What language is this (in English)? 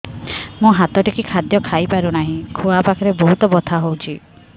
Odia